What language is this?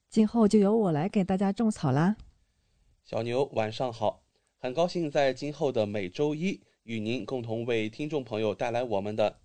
Chinese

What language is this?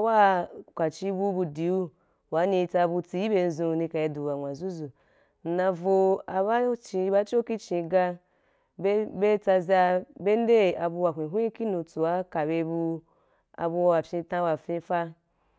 Wapan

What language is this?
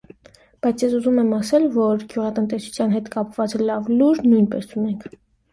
Armenian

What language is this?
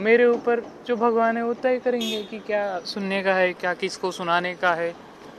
Marathi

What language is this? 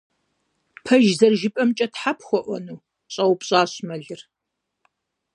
Kabardian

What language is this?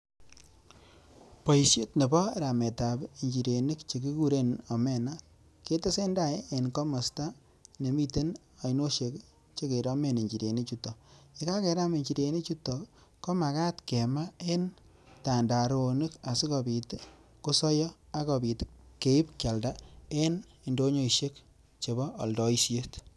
Kalenjin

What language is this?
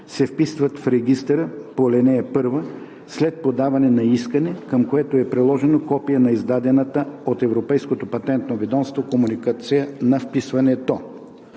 Bulgarian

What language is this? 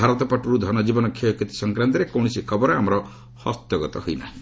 Odia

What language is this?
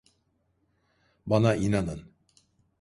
Turkish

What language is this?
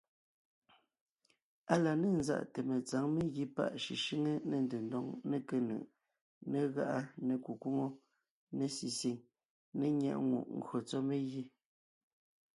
Ngiemboon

